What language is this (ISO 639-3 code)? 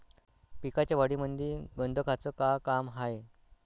mar